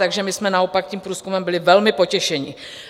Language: Czech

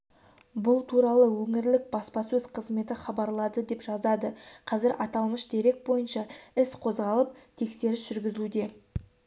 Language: Kazakh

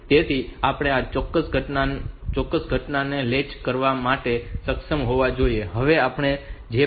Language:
Gujarati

